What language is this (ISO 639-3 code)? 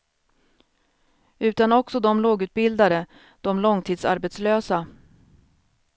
swe